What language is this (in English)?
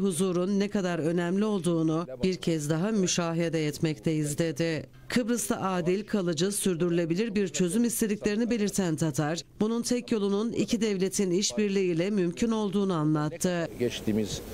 Turkish